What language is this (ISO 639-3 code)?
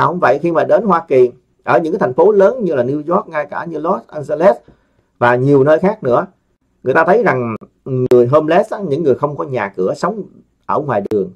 vie